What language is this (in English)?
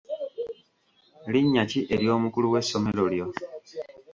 Ganda